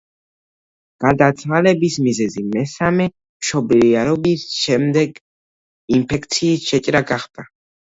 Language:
Georgian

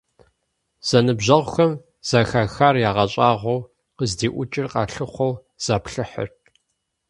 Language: Kabardian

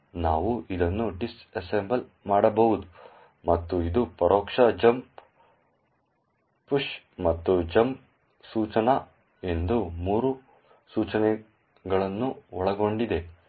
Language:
Kannada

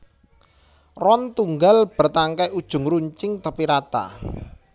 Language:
Javanese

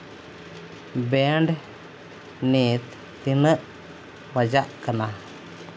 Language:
Santali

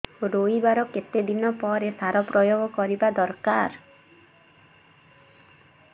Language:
Odia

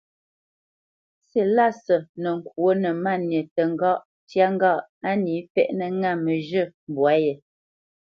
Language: Bamenyam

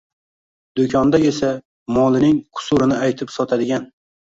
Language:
Uzbek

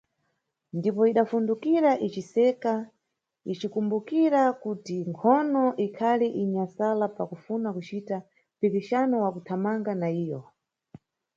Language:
Nyungwe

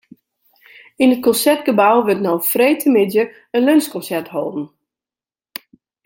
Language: Western Frisian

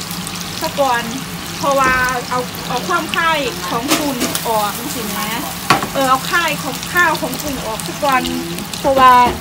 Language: Thai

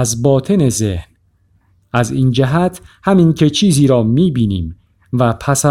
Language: Persian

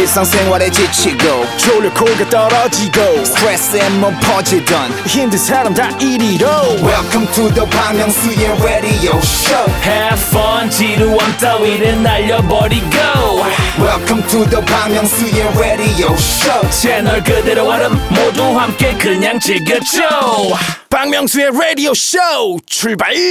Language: Korean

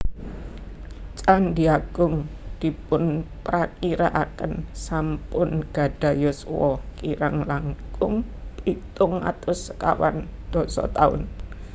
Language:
Javanese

